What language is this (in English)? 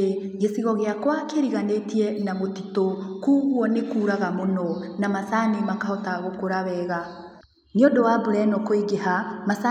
Kikuyu